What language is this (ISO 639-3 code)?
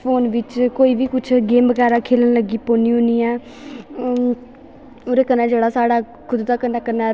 doi